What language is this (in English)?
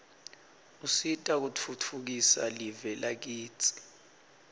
Swati